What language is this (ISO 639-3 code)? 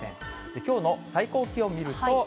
jpn